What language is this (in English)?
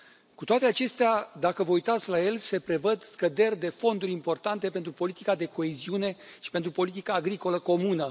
Romanian